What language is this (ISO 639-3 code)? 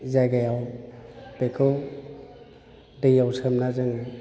brx